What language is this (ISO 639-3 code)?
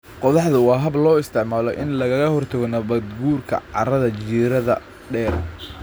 som